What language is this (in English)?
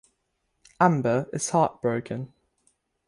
English